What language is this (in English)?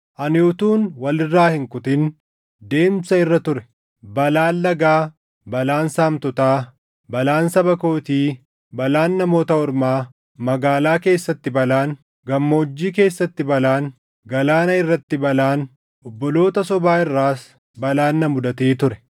Oromo